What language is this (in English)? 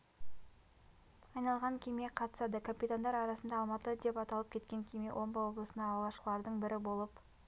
Kazakh